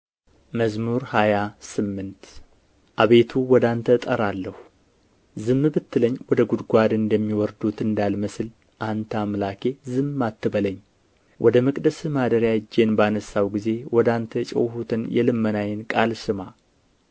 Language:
Amharic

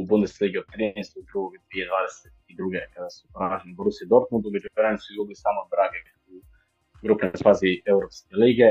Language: Croatian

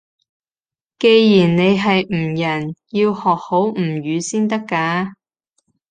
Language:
Cantonese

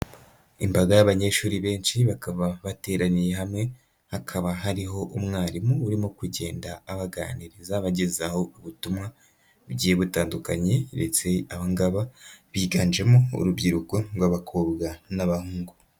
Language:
Kinyarwanda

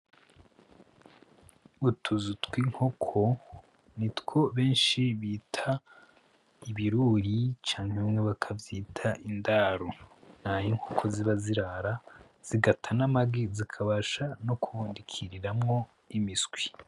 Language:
Rundi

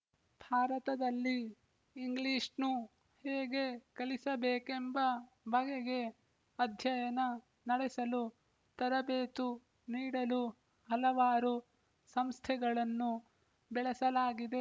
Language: Kannada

